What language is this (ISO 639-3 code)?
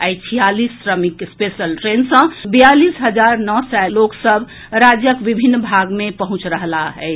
mai